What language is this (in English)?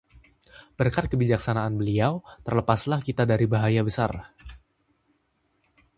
Indonesian